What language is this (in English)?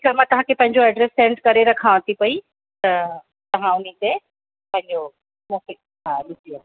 Sindhi